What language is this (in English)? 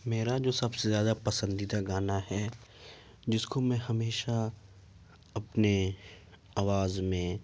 Urdu